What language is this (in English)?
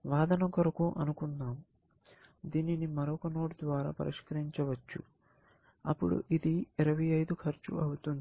Telugu